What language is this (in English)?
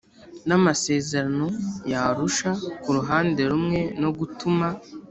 Kinyarwanda